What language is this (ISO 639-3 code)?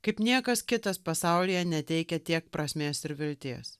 lit